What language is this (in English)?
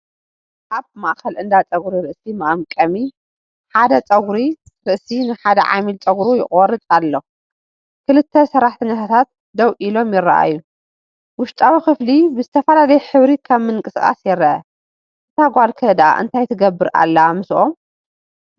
Tigrinya